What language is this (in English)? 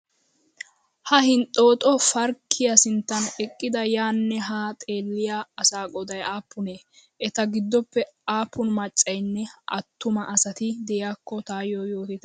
Wolaytta